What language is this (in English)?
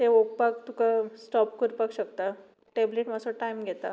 Konkani